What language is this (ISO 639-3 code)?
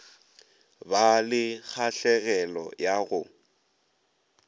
nso